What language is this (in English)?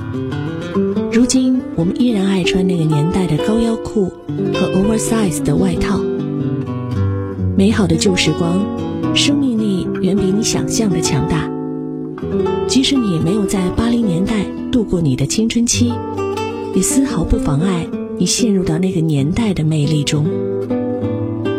Chinese